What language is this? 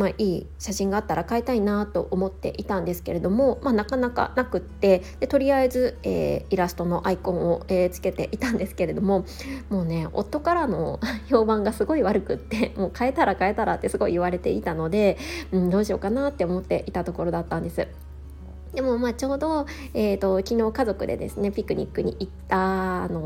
Japanese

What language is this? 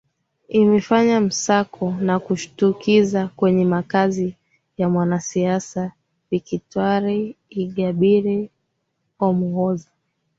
Swahili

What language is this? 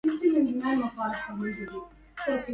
Arabic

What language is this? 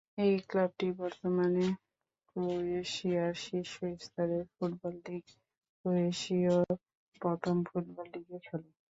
Bangla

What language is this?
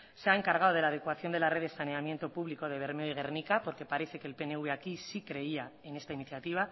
Spanish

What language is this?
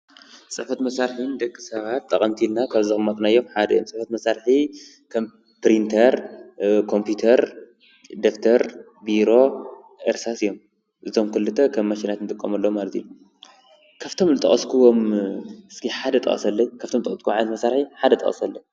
Tigrinya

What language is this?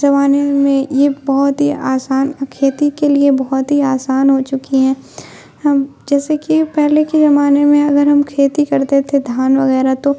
Urdu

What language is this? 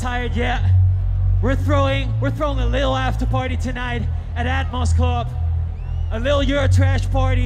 English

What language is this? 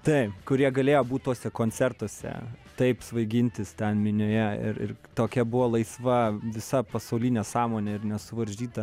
Lithuanian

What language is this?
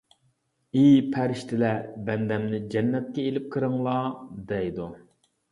Uyghur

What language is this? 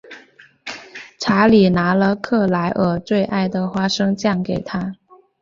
Chinese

